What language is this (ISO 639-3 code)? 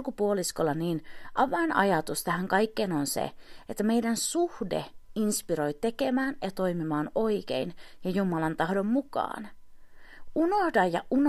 fin